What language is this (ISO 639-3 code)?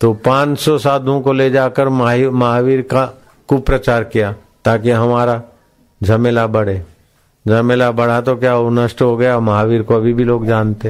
hin